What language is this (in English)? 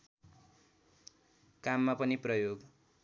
Nepali